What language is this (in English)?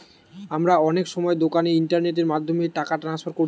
Bangla